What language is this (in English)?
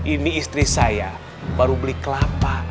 Indonesian